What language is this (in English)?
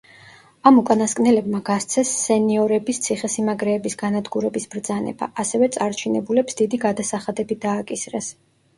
Georgian